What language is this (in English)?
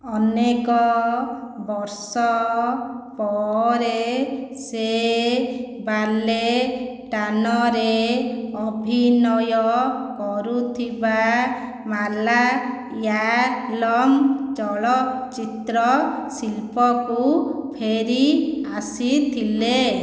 Odia